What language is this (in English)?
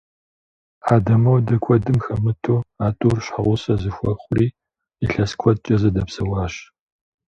Kabardian